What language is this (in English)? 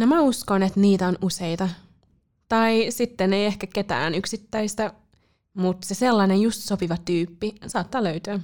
Finnish